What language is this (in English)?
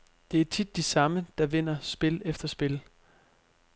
Danish